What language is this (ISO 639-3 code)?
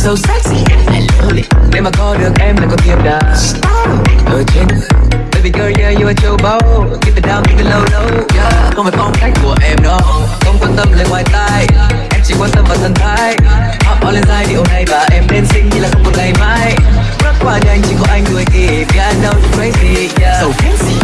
vie